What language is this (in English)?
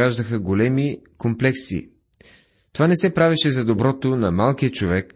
Bulgarian